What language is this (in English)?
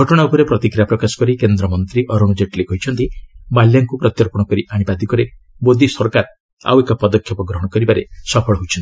Odia